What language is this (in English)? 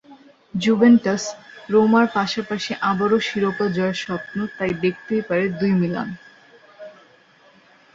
Bangla